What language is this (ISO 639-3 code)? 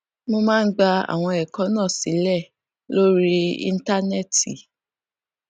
yor